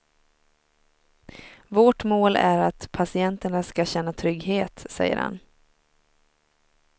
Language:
Swedish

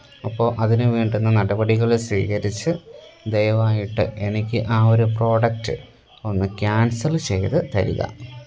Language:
Malayalam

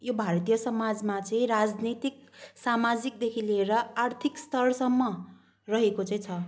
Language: Nepali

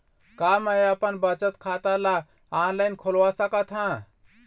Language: Chhattisgarhi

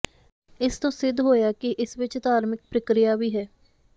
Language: Punjabi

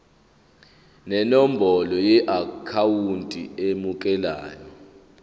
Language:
Zulu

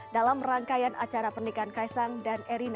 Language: Indonesian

